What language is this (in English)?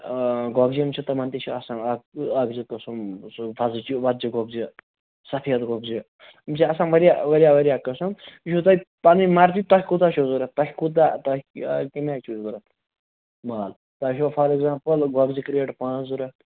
Kashmiri